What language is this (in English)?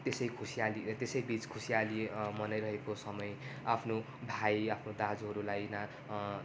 Nepali